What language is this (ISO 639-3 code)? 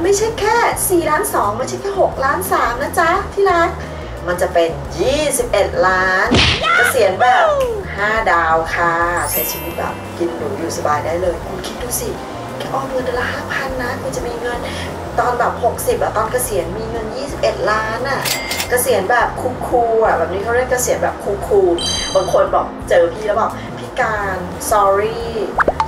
tha